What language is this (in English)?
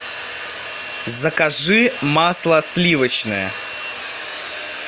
Russian